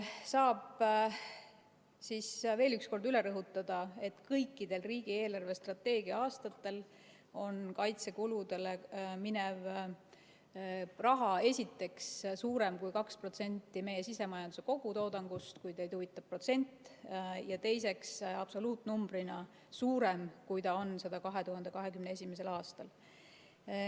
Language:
Estonian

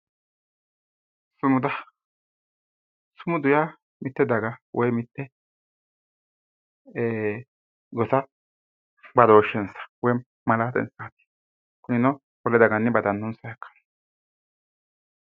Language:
Sidamo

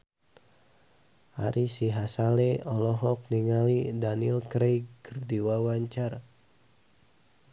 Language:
Sundanese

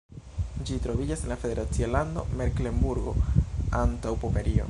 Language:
Esperanto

